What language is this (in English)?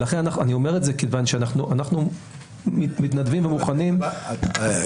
Hebrew